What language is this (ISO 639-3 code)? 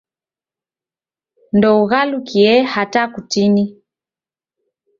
dav